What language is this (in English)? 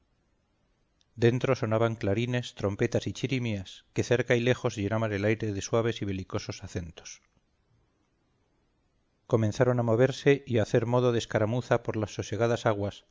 Spanish